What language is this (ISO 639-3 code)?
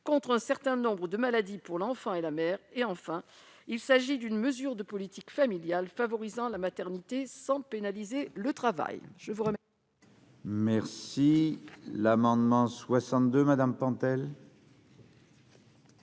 fra